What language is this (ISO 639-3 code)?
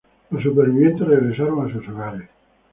spa